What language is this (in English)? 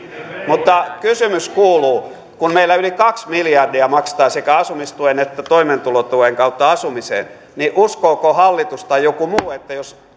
Finnish